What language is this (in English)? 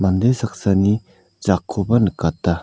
Garo